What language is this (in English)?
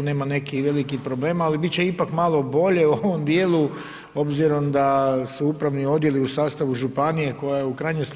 Croatian